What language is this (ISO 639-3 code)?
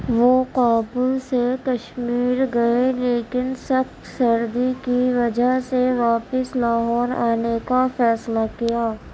urd